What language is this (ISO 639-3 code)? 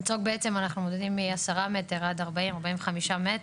heb